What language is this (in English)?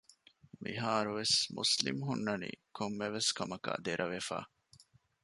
Divehi